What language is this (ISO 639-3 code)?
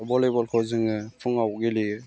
brx